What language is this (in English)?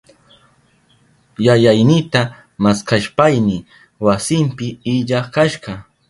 Southern Pastaza Quechua